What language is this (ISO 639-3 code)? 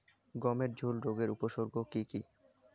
ben